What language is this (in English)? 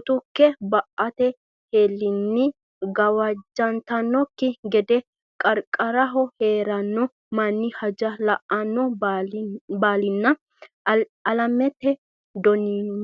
Sidamo